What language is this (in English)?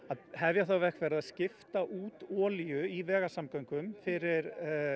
Icelandic